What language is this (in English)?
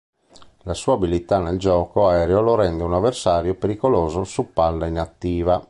Italian